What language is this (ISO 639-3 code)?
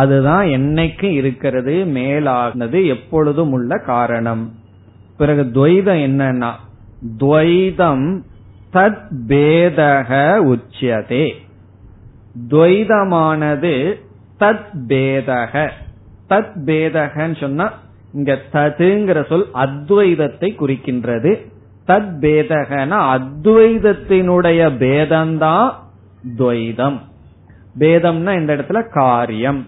tam